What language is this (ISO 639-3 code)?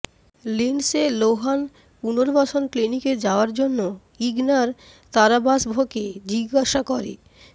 ben